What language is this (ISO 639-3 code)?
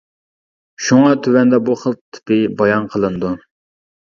uig